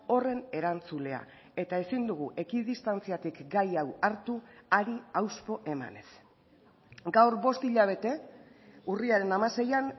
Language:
Basque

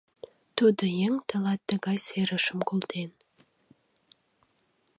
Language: Mari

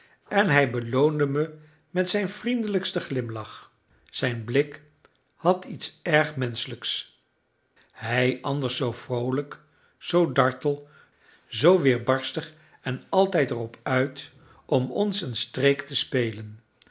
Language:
Dutch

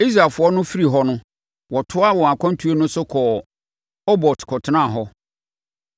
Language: Akan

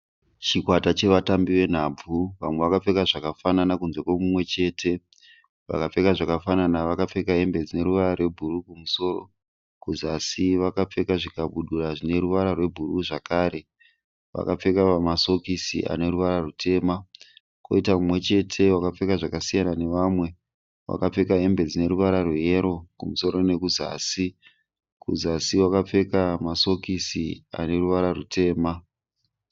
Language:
Shona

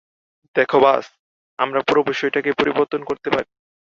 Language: Bangla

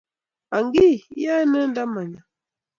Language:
Kalenjin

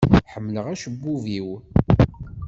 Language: Kabyle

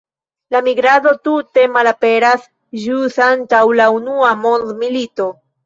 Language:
Esperanto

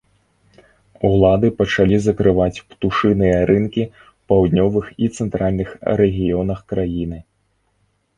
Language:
Belarusian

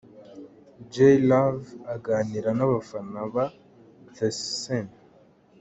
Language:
Kinyarwanda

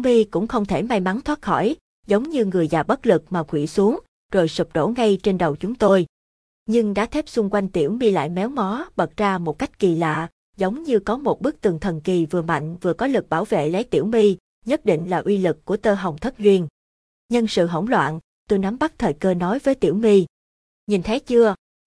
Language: Vietnamese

